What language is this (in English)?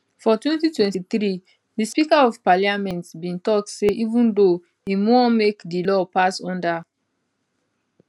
Nigerian Pidgin